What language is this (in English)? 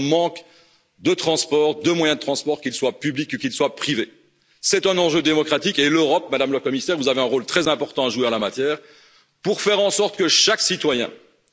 French